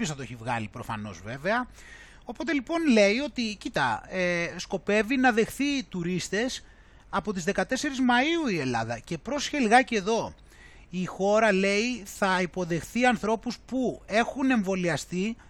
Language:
Greek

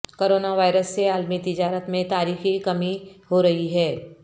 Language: Urdu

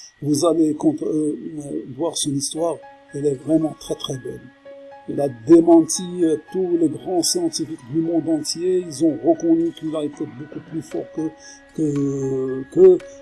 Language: French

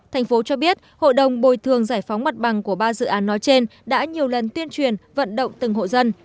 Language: Vietnamese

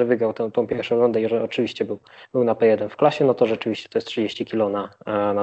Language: Polish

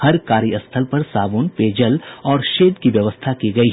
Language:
Hindi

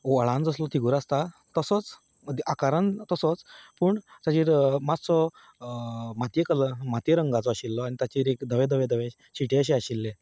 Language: Konkani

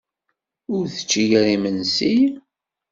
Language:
Kabyle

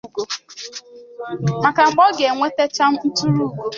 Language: Igbo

